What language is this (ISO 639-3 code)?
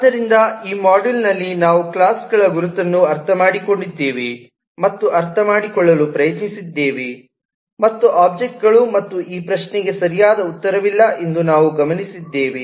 kan